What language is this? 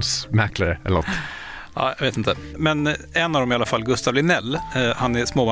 Swedish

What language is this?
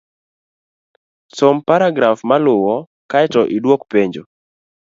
Luo (Kenya and Tanzania)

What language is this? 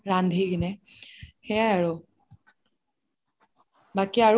Assamese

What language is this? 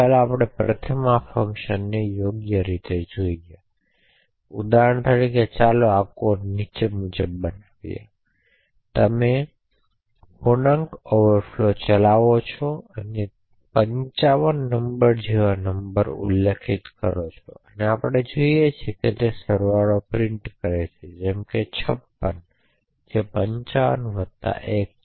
Gujarati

